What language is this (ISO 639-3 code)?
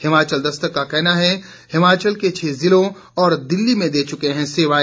hin